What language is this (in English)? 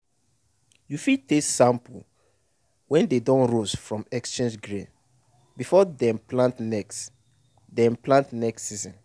Nigerian Pidgin